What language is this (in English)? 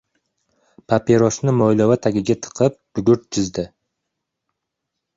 Uzbek